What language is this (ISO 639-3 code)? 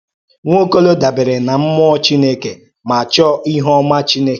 ibo